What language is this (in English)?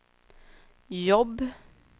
Swedish